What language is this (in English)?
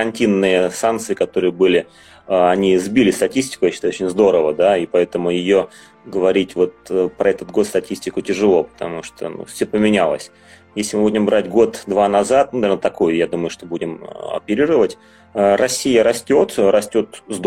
Russian